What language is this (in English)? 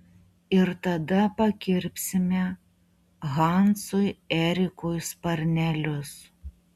Lithuanian